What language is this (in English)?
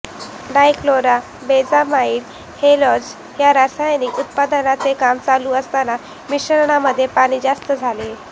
Marathi